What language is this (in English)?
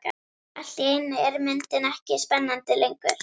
Icelandic